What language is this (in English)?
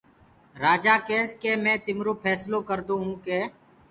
Gurgula